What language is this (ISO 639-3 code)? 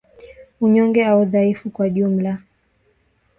swa